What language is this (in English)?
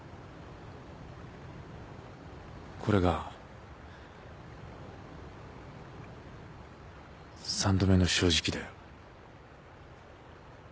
Japanese